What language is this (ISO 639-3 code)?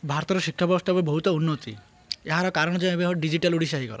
ori